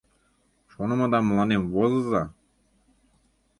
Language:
Mari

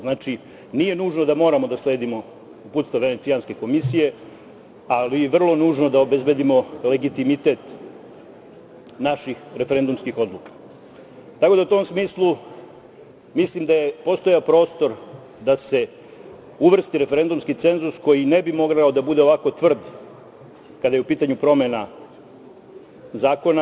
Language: Serbian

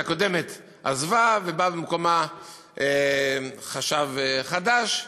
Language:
Hebrew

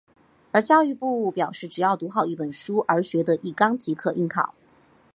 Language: Chinese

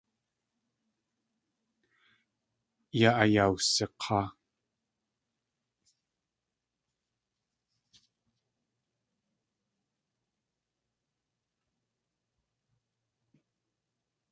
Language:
Tlingit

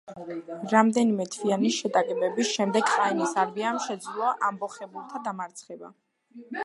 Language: Georgian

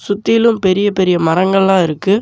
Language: Tamil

